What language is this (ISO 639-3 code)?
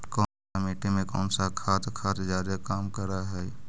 mag